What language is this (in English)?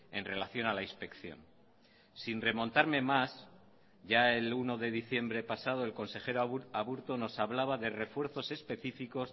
Spanish